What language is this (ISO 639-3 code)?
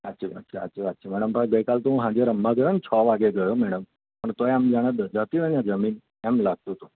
guj